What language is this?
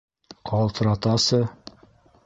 Bashkir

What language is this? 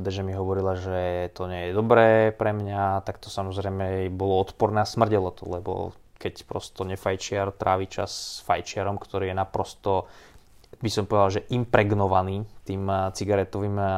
Slovak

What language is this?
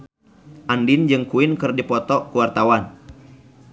Sundanese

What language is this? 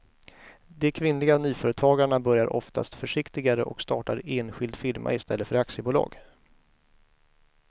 Swedish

